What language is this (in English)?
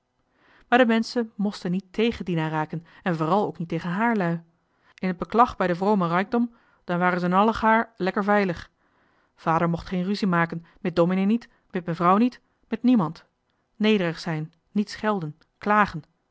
Dutch